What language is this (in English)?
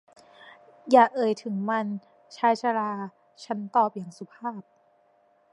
Thai